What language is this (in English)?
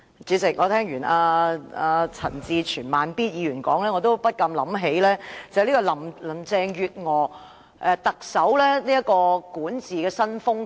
Cantonese